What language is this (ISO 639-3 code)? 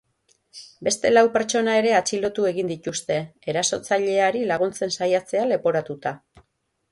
eus